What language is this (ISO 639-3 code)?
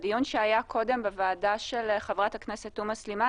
heb